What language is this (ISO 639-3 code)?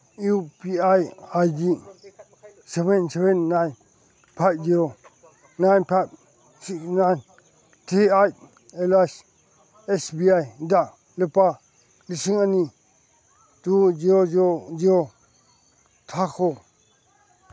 mni